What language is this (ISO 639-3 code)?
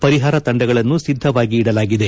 kan